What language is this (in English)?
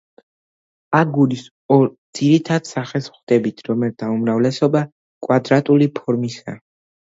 Georgian